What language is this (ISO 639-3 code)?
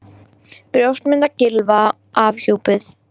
isl